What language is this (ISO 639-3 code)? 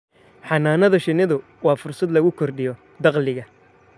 som